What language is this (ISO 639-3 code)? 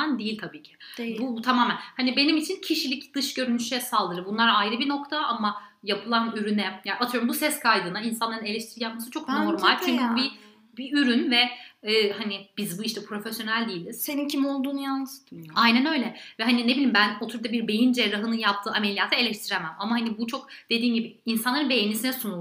tur